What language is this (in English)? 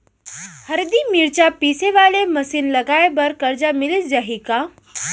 Chhattisgarhi